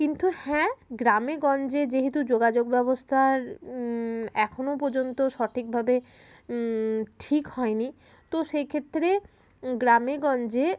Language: Bangla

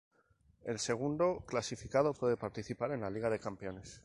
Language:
Spanish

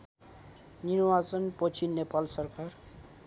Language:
Nepali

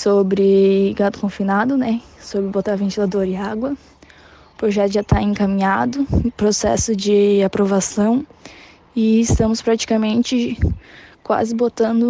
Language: Portuguese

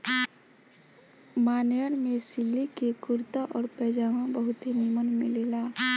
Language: Bhojpuri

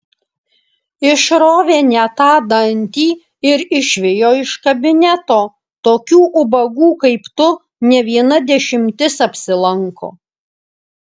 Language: Lithuanian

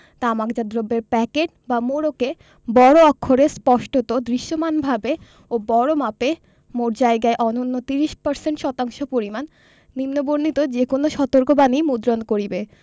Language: Bangla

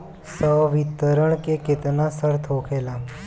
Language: Bhojpuri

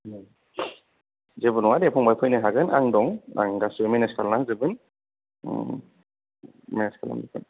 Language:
Bodo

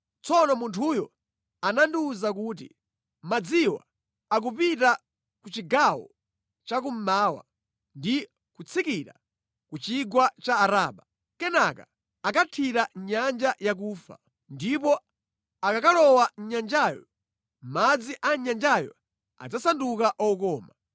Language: Nyanja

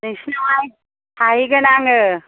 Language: Bodo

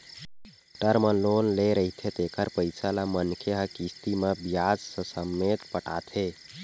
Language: Chhattisgarhi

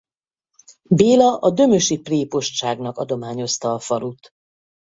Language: Hungarian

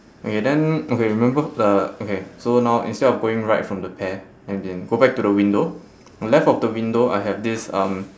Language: English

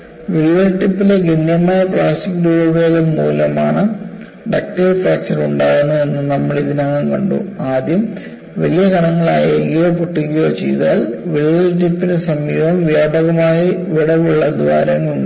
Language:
Malayalam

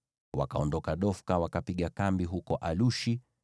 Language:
Swahili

